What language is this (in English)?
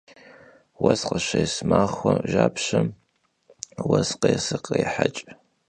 Kabardian